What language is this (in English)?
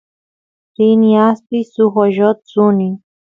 Santiago del Estero Quichua